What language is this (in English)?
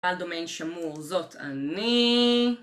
Hebrew